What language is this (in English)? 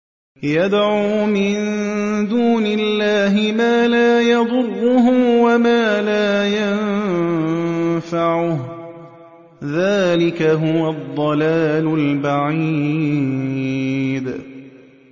Arabic